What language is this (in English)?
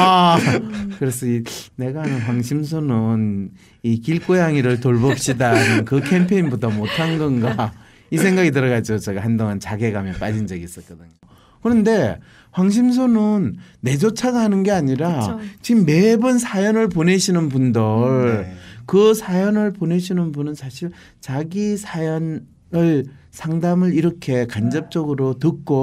Korean